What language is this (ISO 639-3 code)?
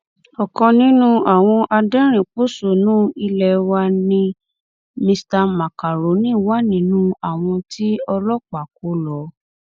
yor